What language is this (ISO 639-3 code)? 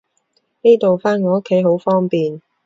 yue